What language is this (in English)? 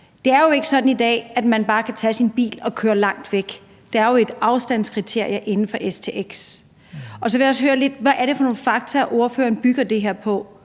Danish